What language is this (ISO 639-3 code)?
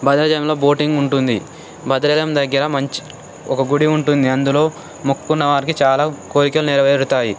tel